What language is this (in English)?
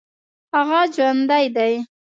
Pashto